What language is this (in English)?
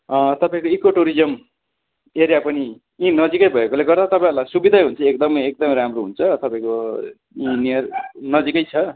Nepali